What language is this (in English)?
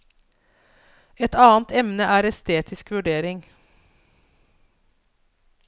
Norwegian